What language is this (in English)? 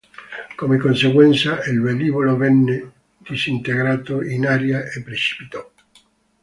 Italian